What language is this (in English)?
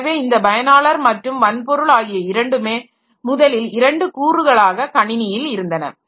Tamil